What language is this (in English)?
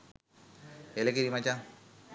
Sinhala